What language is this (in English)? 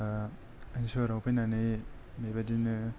Bodo